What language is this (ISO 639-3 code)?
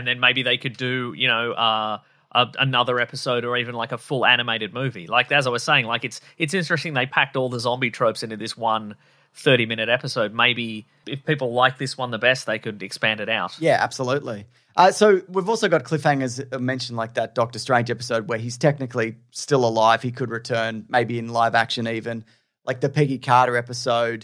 eng